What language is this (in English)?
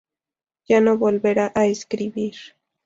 Spanish